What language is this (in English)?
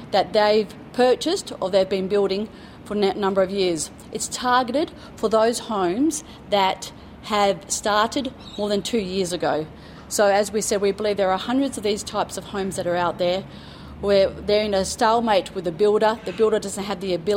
Filipino